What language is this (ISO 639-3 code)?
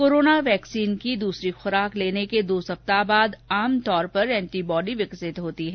hin